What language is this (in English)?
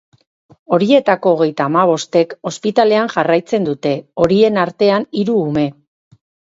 Basque